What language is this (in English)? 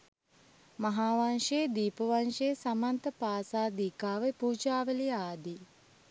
Sinhala